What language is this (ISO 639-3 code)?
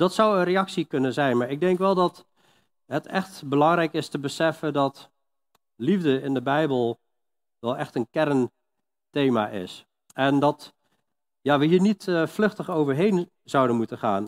nld